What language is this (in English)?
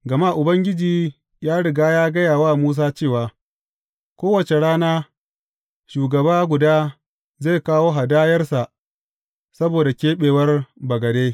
Hausa